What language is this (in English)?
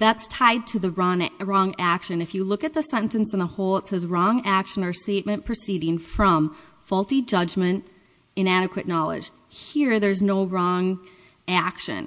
English